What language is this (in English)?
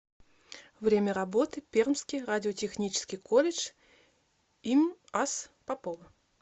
Russian